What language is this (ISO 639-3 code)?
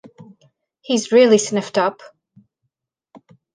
eng